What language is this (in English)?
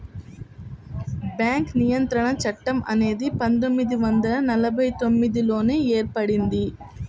Telugu